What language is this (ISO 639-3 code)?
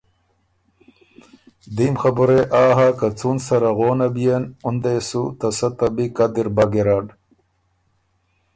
oru